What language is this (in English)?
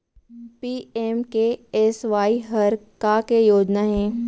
Chhattisgarhi